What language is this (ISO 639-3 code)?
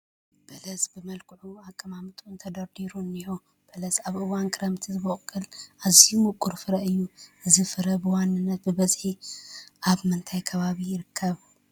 tir